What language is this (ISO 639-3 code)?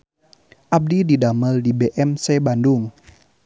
sun